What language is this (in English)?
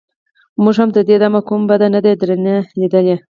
Pashto